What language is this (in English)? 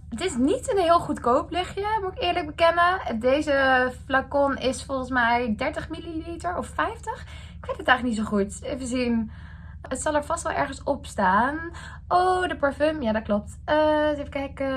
Dutch